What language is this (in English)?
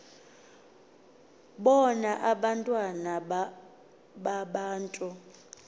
Xhosa